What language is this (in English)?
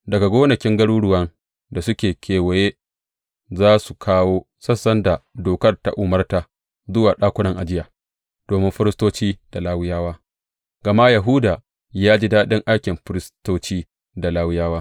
Hausa